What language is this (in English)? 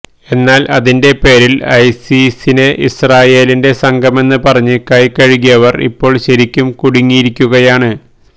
Malayalam